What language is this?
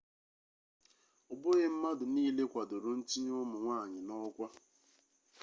Igbo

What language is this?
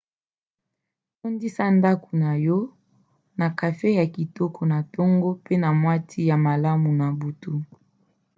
Lingala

